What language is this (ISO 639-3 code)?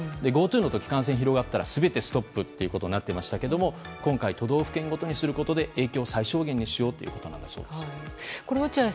jpn